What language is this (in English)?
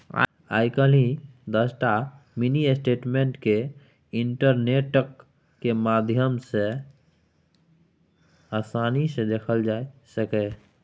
Maithili